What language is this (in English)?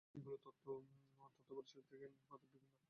Bangla